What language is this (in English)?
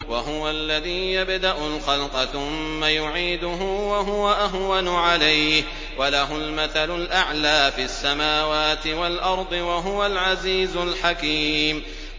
Arabic